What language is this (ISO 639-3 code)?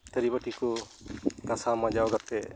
sat